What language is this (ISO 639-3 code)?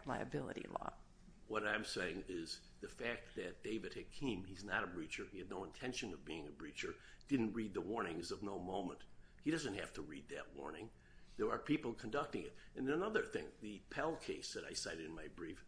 eng